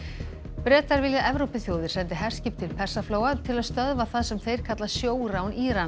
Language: Icelandic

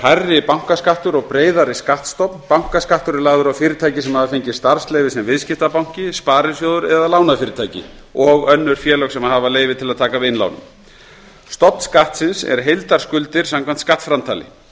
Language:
Icelandic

